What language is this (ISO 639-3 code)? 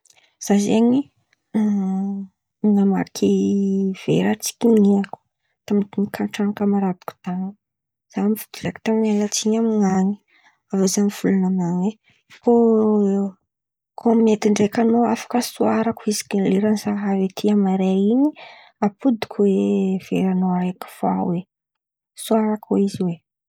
xmv